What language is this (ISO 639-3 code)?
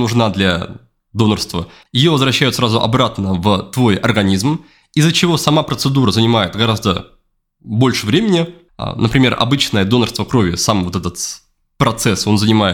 rus